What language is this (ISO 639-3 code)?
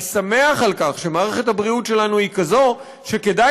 heb